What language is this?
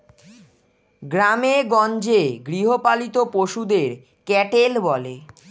Bangla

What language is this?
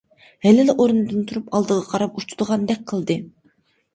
Uyghur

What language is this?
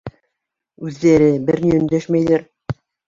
Bashkir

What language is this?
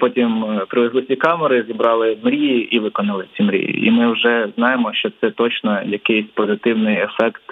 Ukrainian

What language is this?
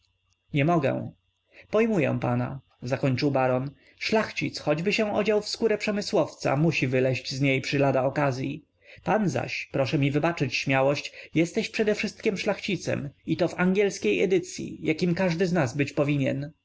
Polish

